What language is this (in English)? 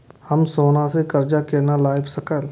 Maithili